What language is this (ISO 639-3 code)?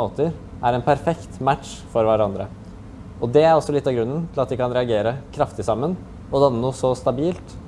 nor